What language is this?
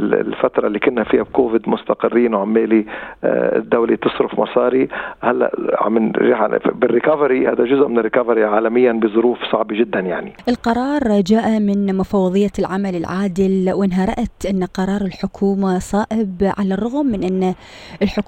Arabic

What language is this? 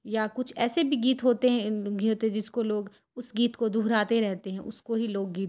Urdu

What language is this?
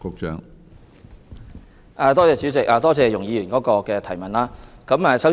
Cantonese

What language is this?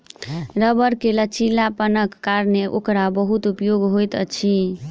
Maithili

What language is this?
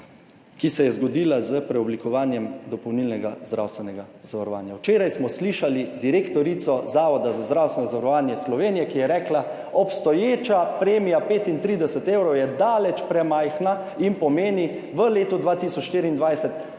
Slovenian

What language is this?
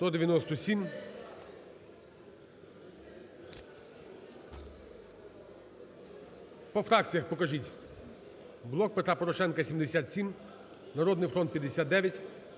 Ukrainian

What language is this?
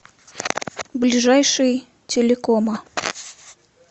Russian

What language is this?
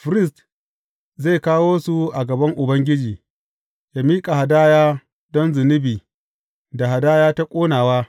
Hausa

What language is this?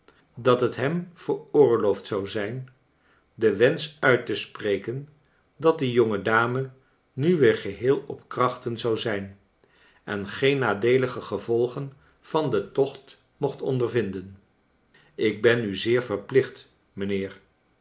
Dutch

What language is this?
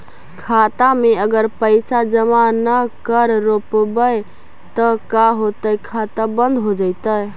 Magahi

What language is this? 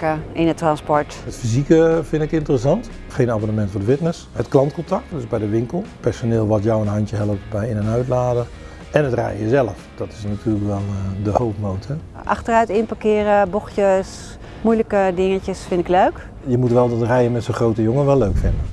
Dutch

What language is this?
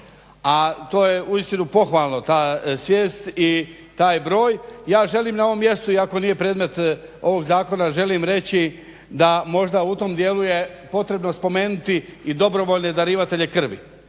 Croatian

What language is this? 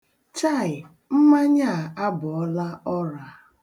Igbo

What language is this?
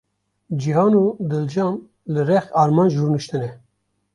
Kurdish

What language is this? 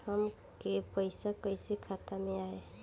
Bhojpuri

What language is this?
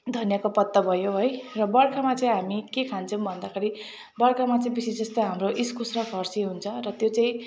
Nepali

